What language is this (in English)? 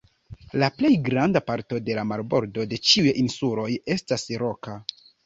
Esperanto